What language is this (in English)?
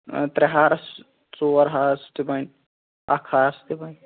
Kashmiri